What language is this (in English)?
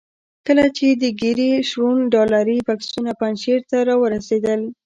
Pashto